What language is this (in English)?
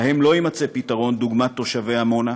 Hebrew